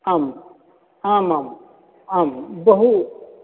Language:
Sanskrit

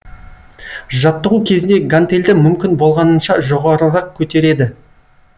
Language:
Kazakh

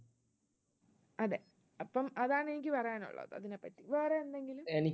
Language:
Malayalam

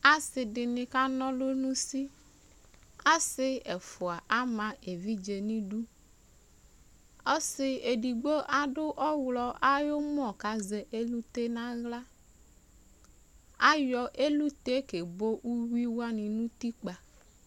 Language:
Ikposo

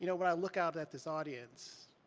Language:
English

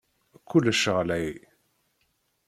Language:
Kabyle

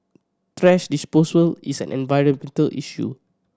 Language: English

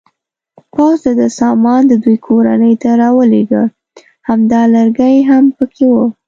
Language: Pashto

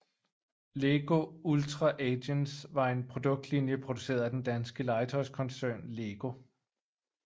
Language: Danish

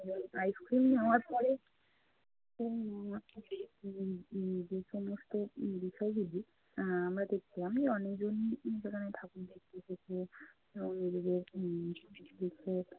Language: Bangla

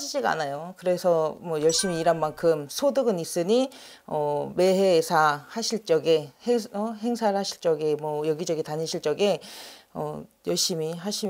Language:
Korean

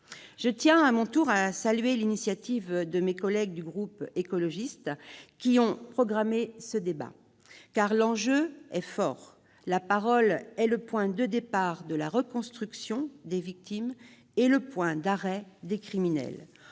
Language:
French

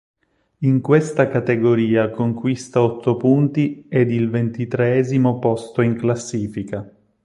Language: Italian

